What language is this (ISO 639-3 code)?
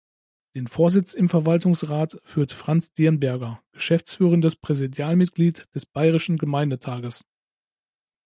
deu